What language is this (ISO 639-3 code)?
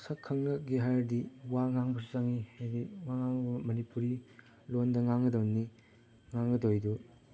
mni